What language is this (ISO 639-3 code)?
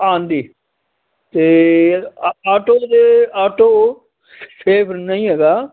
pan